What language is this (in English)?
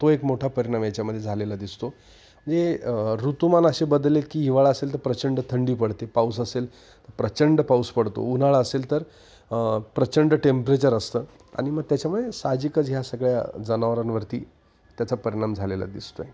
Marathi